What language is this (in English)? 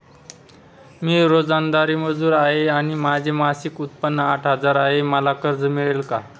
Marathi